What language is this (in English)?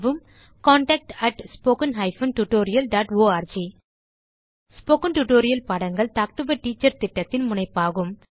Tamil